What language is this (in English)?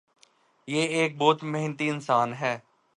Urdu